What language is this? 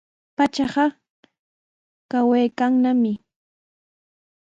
Sihuas Ancash Quechua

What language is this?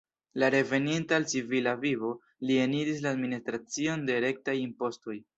Esperanto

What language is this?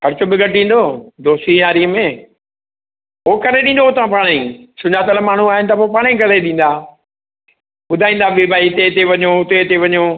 Sindhi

